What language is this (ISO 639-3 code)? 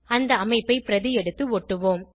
tam